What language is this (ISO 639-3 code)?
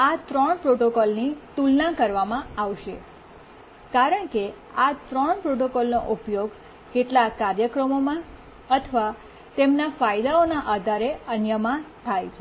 guj